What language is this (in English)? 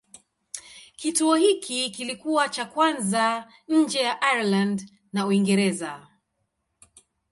Swahili